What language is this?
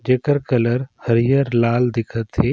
Surgujia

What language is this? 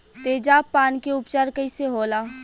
Bhojpuri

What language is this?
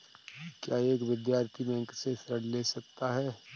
Hindi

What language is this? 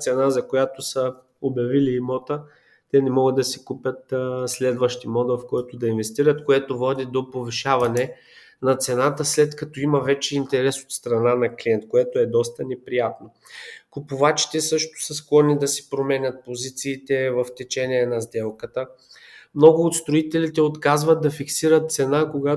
Bulgarian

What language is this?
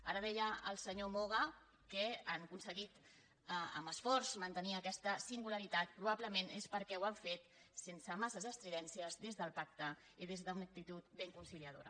Catalan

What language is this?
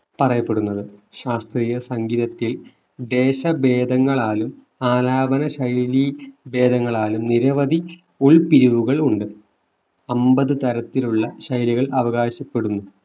Malayalam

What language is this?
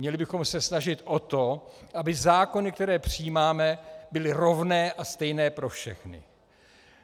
Czech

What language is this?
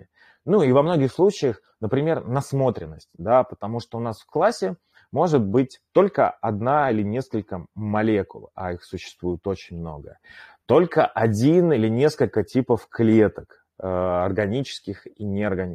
Russian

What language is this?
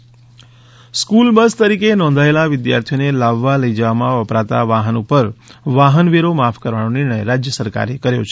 Gujarati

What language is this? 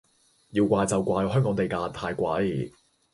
Cantonese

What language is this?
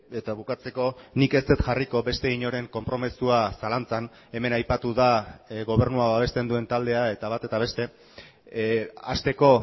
Basque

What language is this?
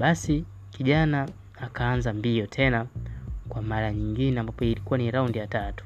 Swahili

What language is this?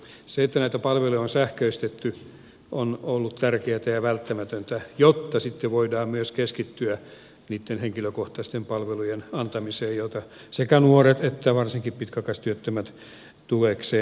Finnish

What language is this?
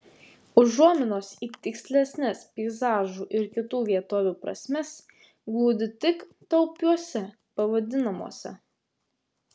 Lithuanian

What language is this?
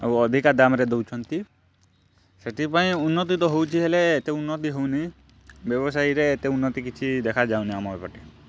Odia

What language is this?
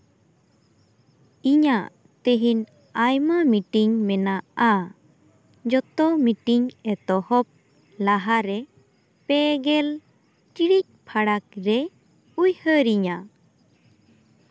Santali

